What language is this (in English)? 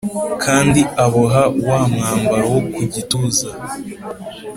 Kinyarwanda